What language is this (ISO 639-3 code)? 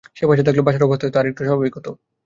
ben